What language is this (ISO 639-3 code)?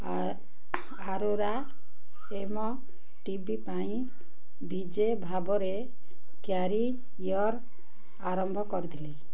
ori